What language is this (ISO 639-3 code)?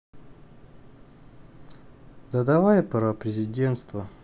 rus